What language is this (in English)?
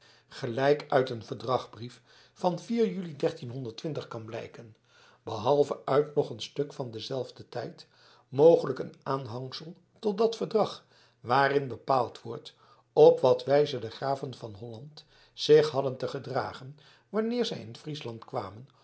Dutch